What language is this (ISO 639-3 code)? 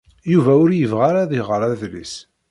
kab